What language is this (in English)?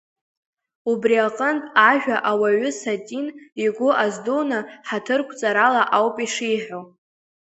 Abkhazian